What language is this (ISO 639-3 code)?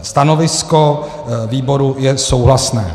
ces